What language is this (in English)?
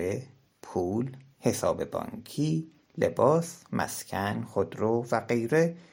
Persian